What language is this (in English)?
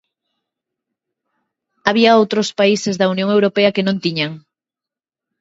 Galician